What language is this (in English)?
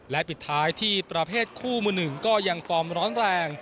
Thai